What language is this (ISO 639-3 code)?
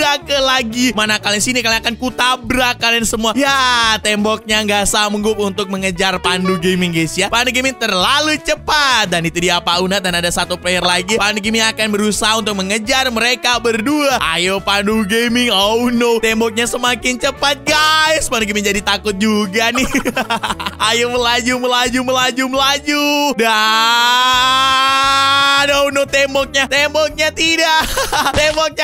ind